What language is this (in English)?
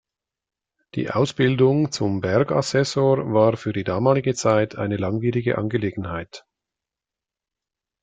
German